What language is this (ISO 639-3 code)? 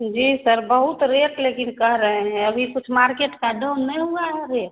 hin